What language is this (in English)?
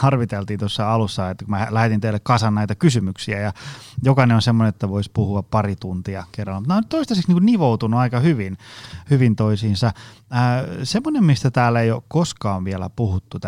Finnish